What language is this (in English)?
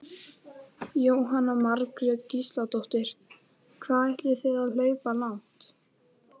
Icelandic